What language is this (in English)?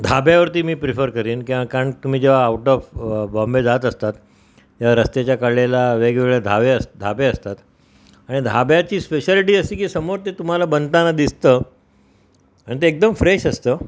Marathi